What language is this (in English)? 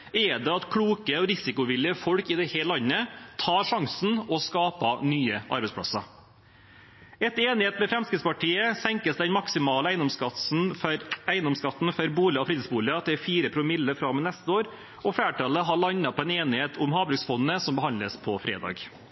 Norwegian Bokmål